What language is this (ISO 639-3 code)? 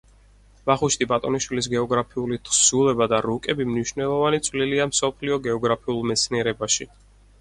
kat